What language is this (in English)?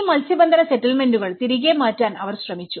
Malayalam